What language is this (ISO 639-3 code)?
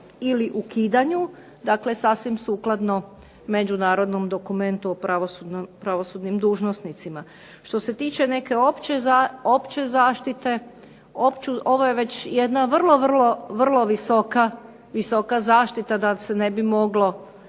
hrv